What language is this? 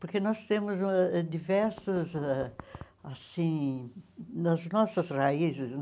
Portuguese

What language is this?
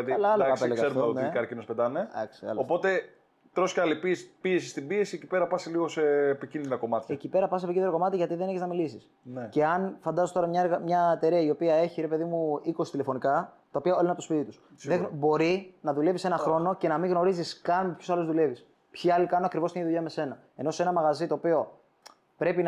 Greek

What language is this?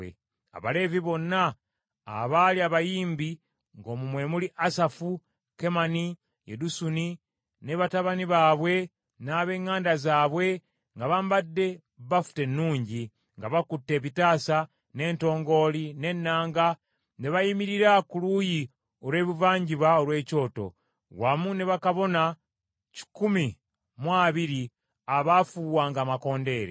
Ganda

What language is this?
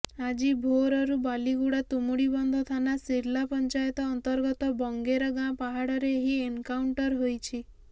Odia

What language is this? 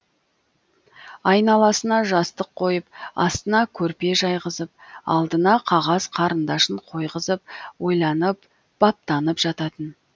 Kazakh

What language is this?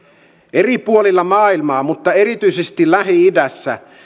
Finnish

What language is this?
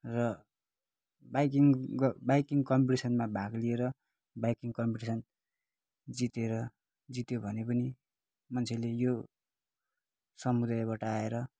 Nepali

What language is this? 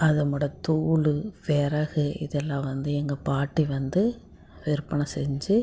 Tamil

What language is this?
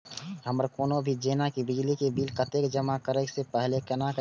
Maithili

